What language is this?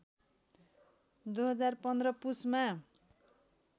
Nepali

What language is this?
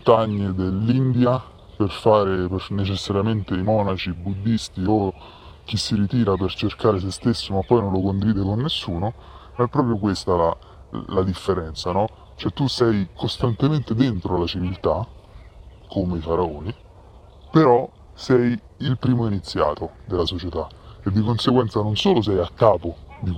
Italian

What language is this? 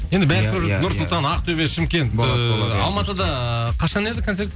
Kazakh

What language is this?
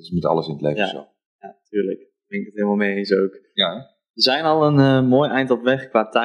Dutch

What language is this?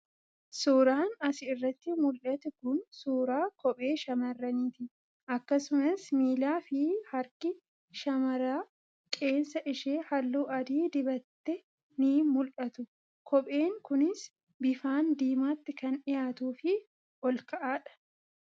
Oromo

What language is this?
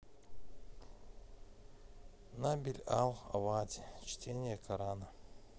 Russian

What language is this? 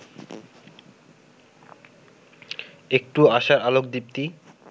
Bangla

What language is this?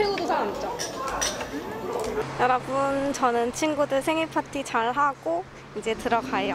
Korean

